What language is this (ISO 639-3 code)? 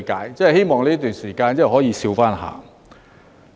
yue